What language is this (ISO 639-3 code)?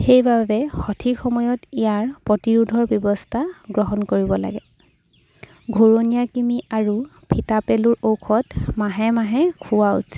asm